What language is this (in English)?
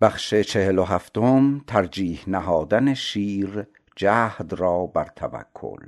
Persian